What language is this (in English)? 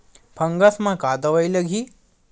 Chhattisgarhi